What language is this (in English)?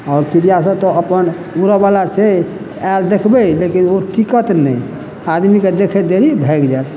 Maithili